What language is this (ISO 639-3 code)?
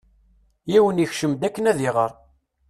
kab